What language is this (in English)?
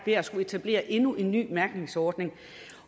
Danish